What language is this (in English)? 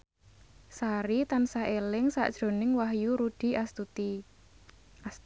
Javanese